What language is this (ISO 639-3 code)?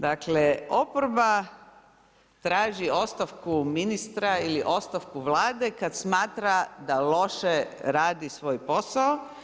hrv